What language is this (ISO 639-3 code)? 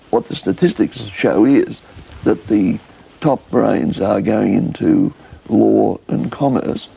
eng